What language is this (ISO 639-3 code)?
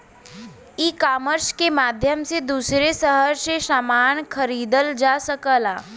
bho